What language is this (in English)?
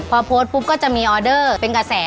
Thai